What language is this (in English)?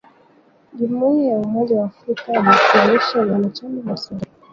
Swahili